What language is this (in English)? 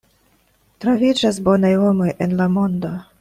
Esperanto